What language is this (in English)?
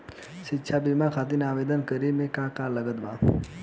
Bhojpuri